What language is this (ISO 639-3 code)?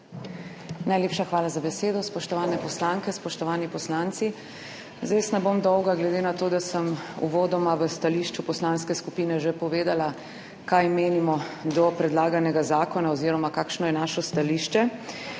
slv